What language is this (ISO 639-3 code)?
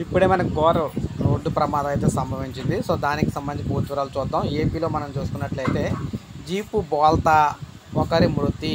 hin